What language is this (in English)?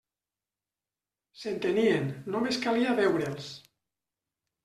Catalan